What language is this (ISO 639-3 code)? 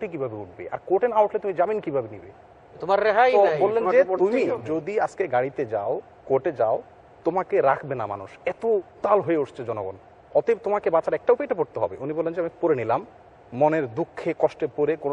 heb